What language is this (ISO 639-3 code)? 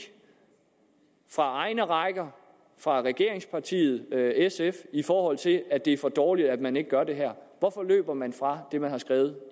dan